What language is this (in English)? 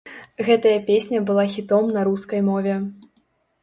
Belarusian